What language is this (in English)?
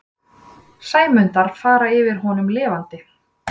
Icelandic